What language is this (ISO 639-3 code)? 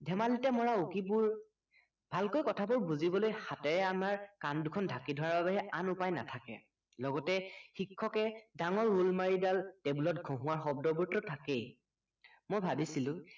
asm